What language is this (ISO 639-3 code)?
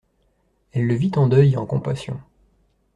fra